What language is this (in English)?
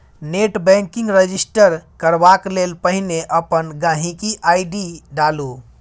Maithili